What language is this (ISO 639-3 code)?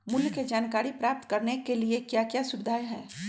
mag